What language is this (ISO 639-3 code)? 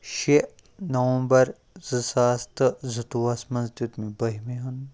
kas